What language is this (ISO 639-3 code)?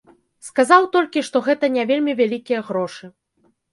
bel